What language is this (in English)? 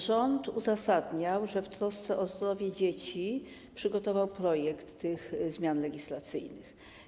Polish